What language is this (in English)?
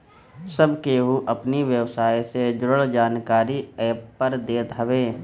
Bhojpuri